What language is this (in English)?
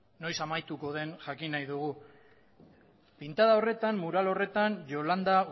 Basque